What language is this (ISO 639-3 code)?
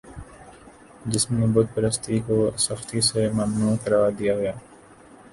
urd